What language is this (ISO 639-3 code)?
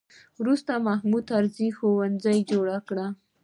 pus